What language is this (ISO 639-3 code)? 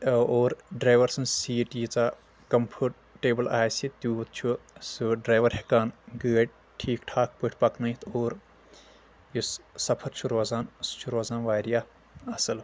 kas